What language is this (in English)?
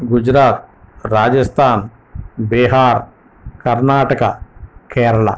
Telugu